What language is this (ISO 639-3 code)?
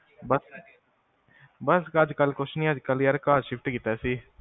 pan